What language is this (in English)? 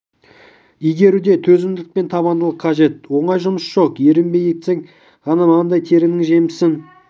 Kazakh